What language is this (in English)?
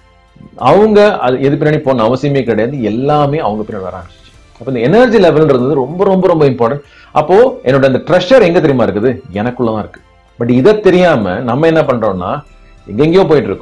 Dutch